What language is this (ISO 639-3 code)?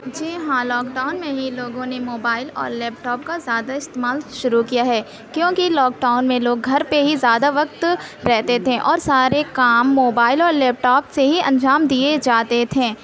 urd